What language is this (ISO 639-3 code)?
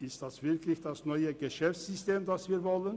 gsw